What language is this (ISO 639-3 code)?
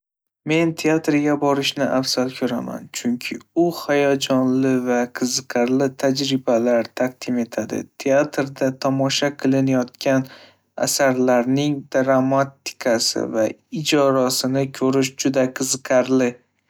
uzb